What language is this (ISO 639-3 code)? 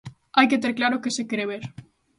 glg